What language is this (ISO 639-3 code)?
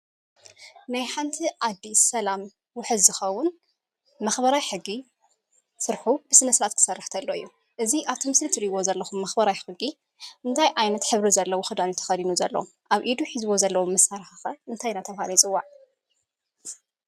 tir